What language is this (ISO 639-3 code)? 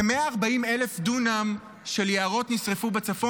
heb